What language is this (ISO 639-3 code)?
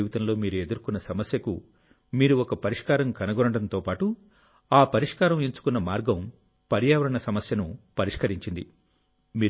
tel